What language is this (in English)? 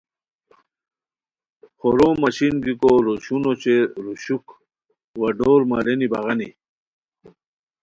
Khowar